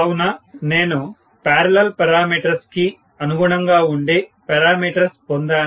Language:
Telugu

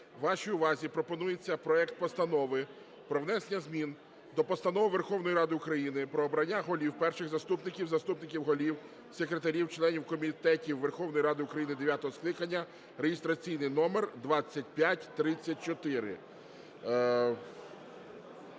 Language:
Ukrainian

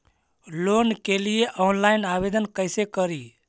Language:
Magahi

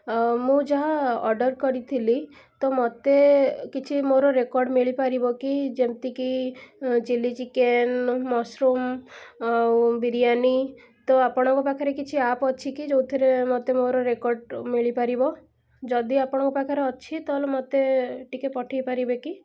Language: Odia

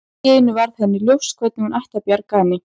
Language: Icelandic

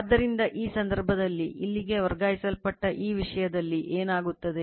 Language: Kannada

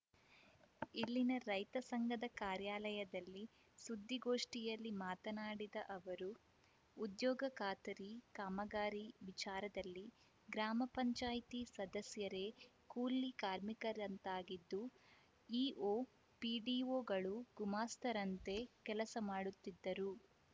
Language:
Kannada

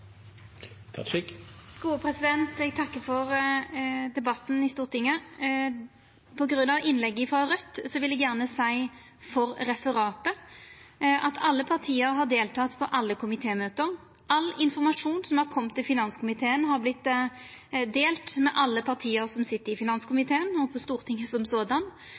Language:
Norwegian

